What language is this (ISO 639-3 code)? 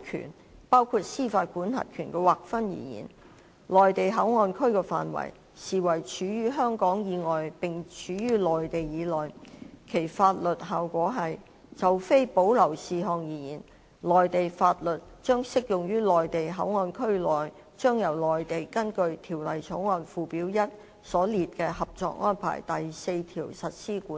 yue